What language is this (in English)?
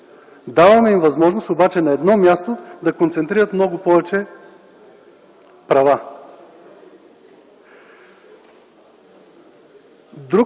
Bulgarian